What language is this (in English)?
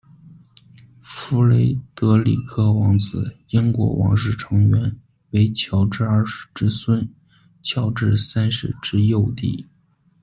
Chinese